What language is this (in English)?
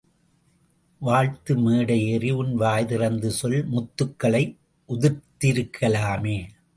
Tamil